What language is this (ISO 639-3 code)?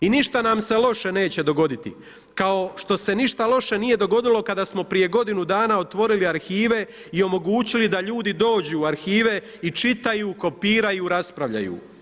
hrv